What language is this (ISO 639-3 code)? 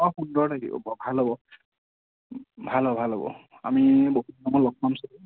asm